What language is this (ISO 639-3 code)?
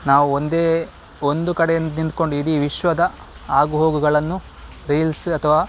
kan